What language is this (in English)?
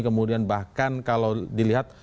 Indonesian